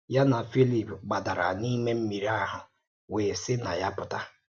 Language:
Igbo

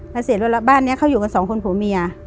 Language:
Thai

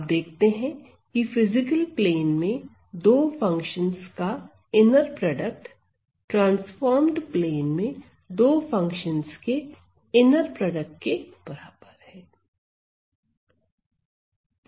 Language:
Hindi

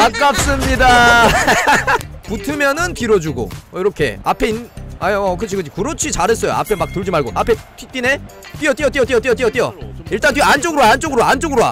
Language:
Korean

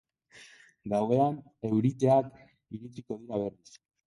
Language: Basque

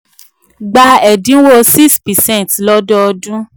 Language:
Yoruba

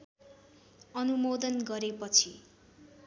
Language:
Nepali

